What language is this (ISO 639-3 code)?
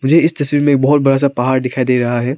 hin